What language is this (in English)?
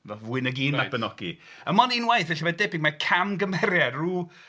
Welsh